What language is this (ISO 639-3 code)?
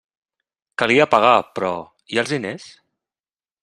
cat